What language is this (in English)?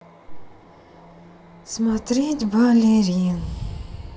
Russian